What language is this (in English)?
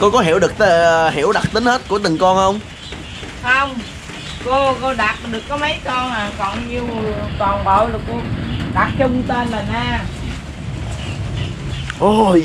Vietnamese